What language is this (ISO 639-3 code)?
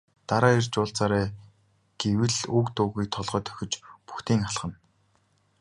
mon